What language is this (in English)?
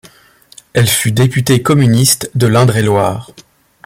French